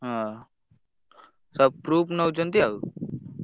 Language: Odia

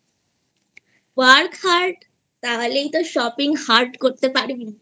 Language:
Bangla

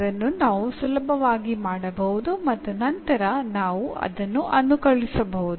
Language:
Kannada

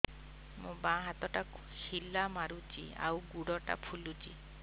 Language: Odia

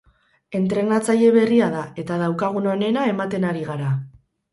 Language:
Basque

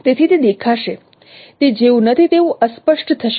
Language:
Gujarati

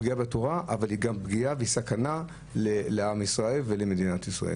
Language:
Hebrew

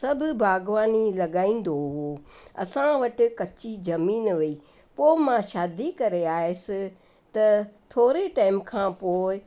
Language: Sindhi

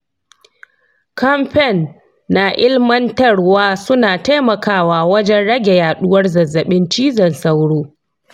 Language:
Hausa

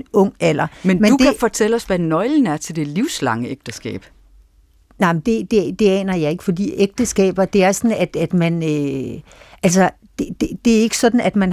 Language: Danish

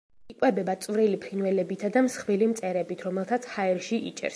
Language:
Georgian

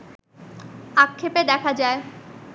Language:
Bangla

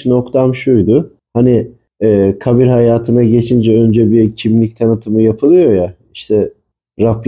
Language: Turkish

